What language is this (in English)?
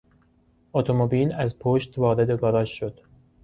Persian